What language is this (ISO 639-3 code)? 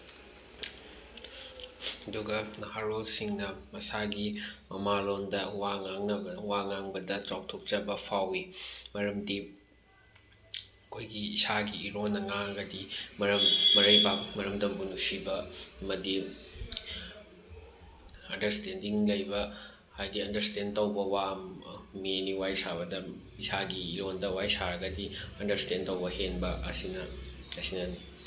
mni